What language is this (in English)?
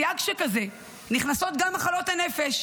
Hebrew